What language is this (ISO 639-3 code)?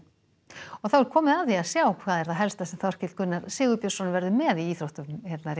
isl